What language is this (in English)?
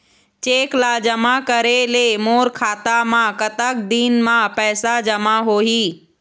Chhattisgarhi